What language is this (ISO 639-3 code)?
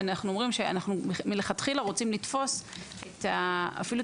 heb